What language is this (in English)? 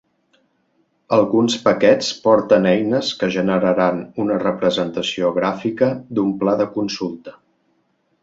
Catalan